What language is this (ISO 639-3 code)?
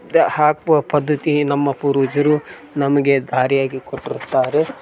kan